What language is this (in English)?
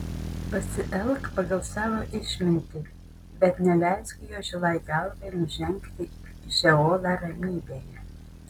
Lithuanian